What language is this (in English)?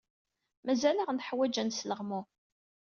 Kabyle